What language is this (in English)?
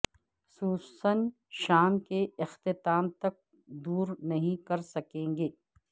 Urdu